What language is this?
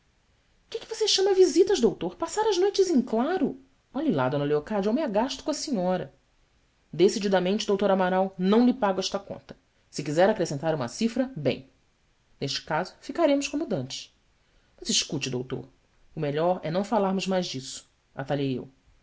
Portuguese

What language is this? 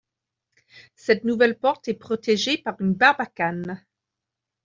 French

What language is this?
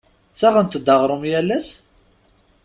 Kabyle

